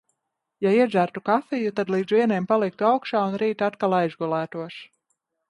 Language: Latvian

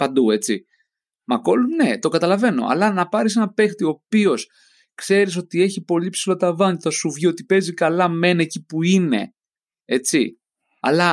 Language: Greek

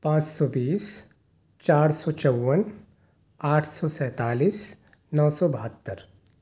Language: Urdu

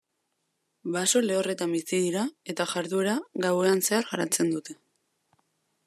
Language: Basque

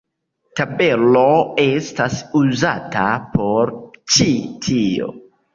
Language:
Esperanto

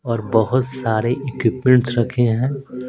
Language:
Hindi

